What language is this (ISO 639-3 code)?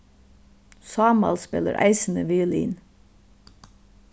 fao